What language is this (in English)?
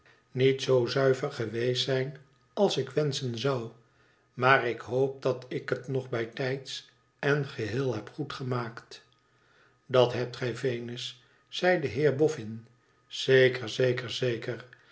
Dutch